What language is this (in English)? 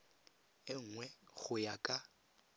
Tswana